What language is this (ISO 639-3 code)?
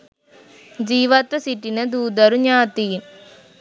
sin